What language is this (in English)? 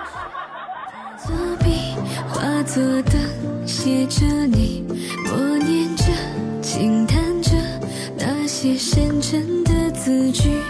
Chinese